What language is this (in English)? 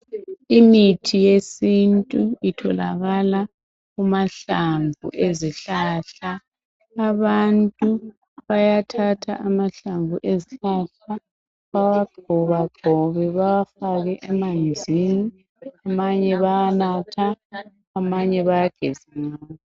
North Ndebele